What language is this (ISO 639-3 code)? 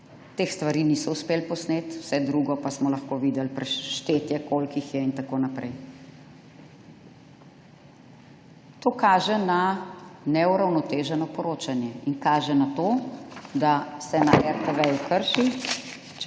slv